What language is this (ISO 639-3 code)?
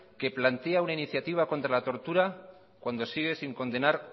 spa